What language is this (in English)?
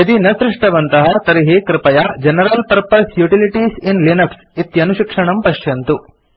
Sanskrit